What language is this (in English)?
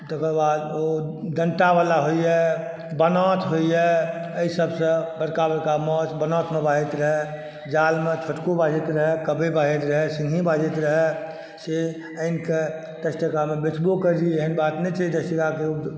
Maithili